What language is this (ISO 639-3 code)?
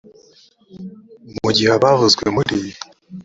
kin